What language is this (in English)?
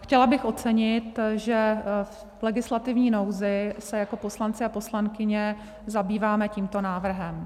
Czech